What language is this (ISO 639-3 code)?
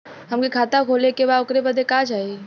bho